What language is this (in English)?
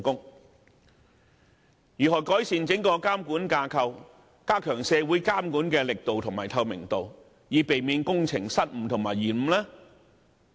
Cantonese